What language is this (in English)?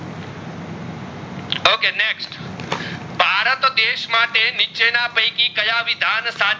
Gujarati